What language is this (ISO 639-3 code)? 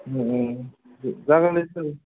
brx